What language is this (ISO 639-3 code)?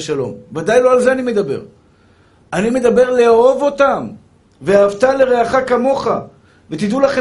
heb